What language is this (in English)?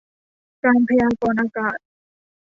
Thai